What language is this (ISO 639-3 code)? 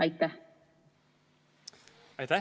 est